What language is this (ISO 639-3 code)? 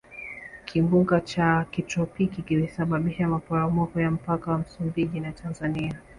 swa